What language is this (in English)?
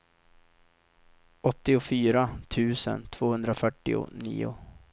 Swedish